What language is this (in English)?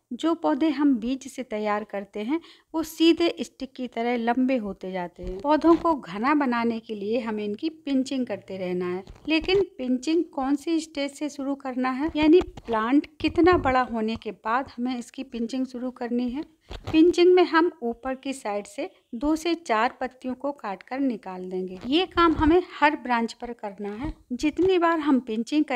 Hindi